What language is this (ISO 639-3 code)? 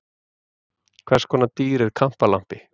isl